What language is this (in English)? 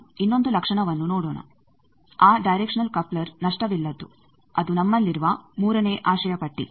Kannada